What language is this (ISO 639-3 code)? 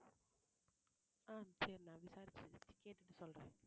tam